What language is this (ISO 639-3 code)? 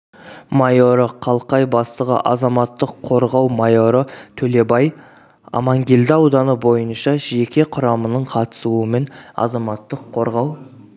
kaz